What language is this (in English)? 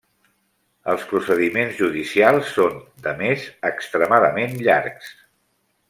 Catalan